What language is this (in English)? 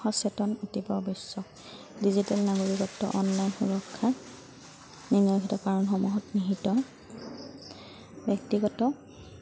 Assamese